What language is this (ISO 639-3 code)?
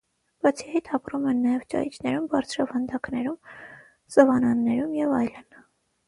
hye